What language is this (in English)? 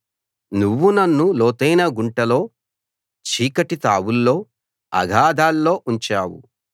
Telugu